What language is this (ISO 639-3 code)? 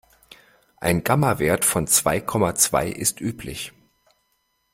deu